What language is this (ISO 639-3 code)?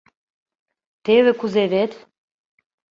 chm